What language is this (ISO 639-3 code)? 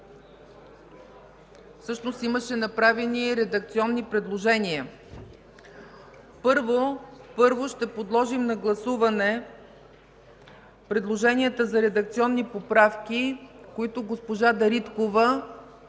bul